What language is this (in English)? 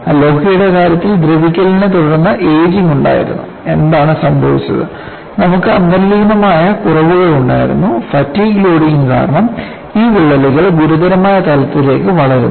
Malayalam